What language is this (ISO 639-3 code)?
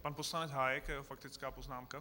ces